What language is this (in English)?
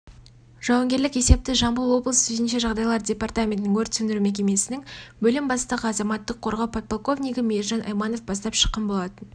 Kazakh